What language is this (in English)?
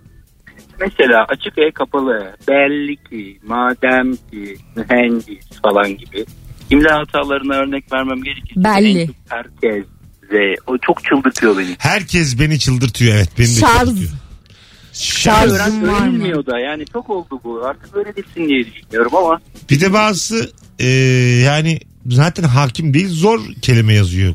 Turkish